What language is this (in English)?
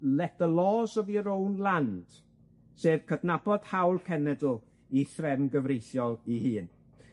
Welsh